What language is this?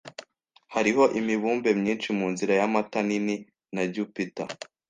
Kinyarwanda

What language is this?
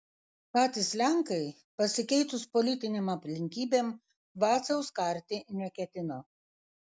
Lithuanian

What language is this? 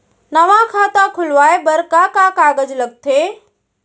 Chhattisgarhi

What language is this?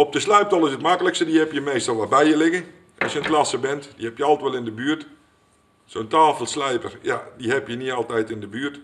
Dutch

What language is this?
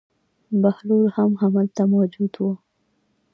Pashto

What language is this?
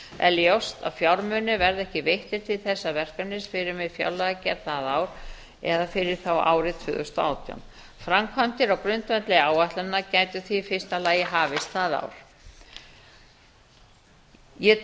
Icelandic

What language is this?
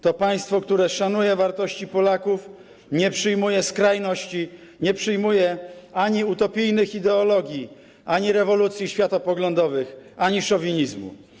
Polish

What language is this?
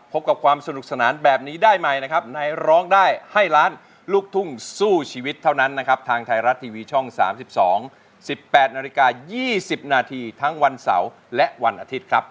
Thai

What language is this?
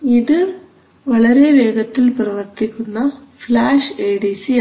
Malayalam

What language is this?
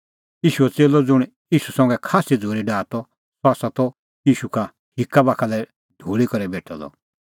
Kullu Pahari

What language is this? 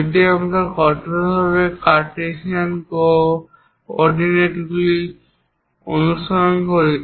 Bangla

